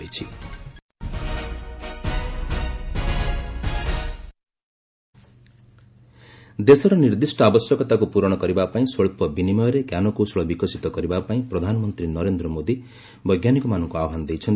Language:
Odia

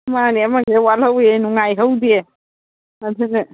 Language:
Manipuri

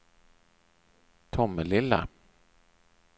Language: Swedish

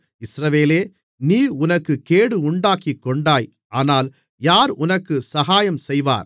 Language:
Tamil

